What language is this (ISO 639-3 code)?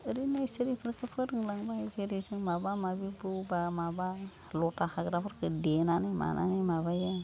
brx